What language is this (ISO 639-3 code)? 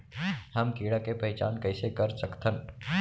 hne